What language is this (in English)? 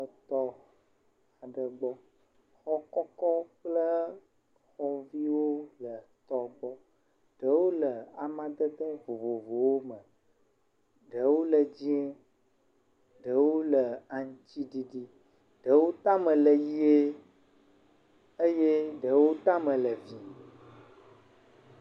Ewe